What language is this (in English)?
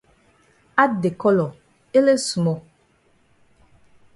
Cameroon Pidgin